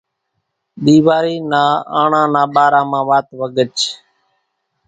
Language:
Kachi Koli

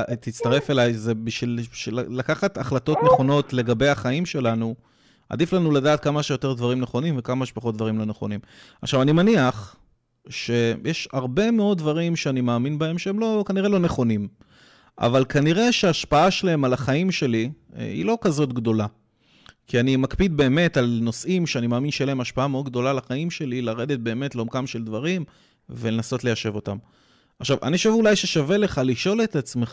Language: Hebrew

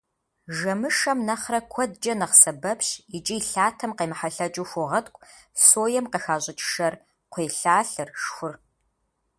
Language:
Kabardian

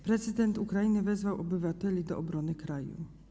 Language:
Polish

